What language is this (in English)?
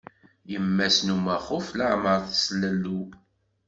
Kabyle